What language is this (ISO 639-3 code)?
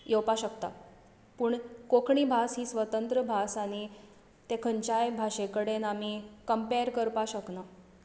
kok